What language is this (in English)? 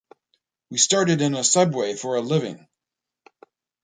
English